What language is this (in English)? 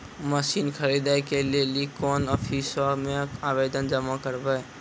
Maithili